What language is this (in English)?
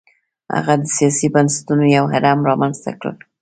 Pashto